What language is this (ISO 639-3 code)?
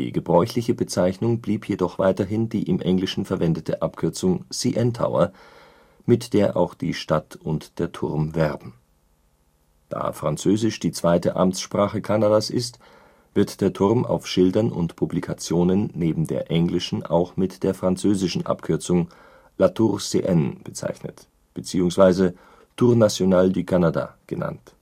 deu